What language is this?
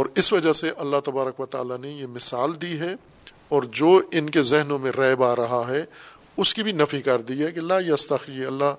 Urdu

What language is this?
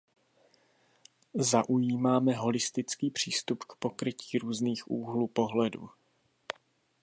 Czech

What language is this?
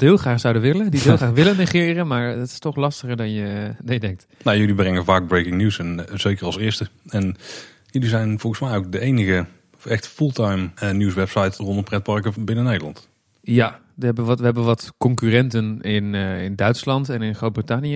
Dutch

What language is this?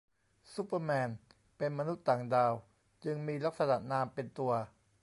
Thai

